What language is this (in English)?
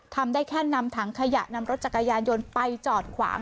Thai